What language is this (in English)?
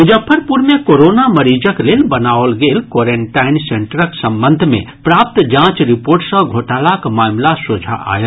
Maithili